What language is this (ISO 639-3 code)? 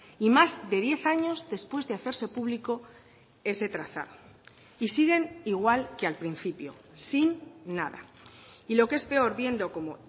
spa